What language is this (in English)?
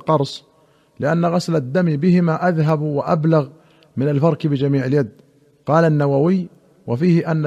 Arabic